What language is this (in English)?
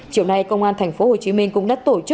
Vietnamese